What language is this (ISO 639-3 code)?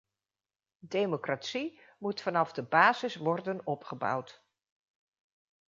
nld